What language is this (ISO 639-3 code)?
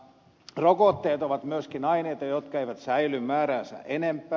fin